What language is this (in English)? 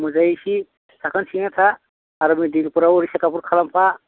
Bodo